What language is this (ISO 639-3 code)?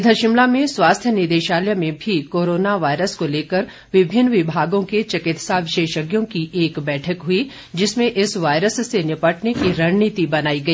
hin